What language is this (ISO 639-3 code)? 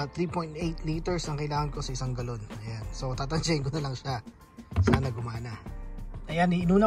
fil